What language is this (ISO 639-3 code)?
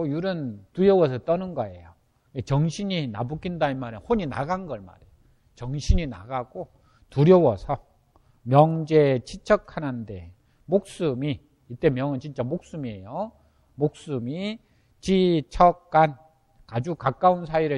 kor